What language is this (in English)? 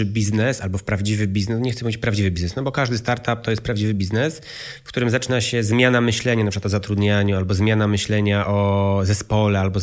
Polish